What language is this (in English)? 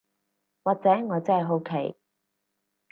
Cantonese